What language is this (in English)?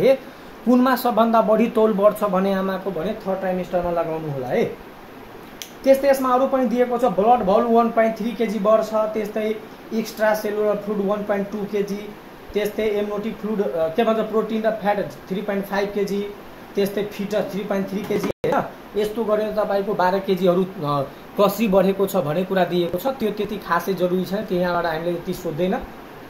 Hindi